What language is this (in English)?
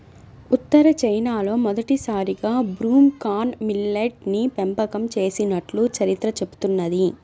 Telugu